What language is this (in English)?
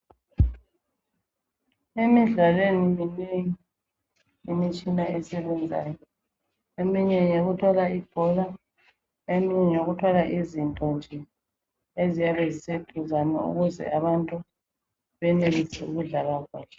North Ndebele